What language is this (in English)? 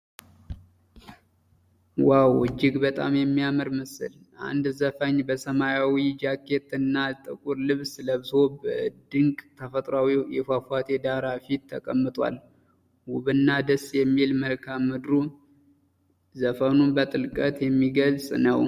Amharic